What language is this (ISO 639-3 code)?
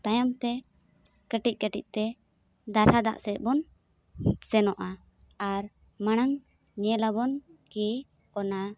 sat